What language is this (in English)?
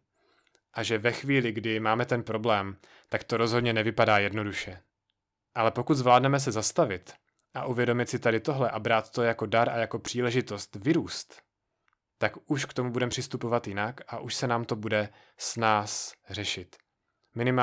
Czech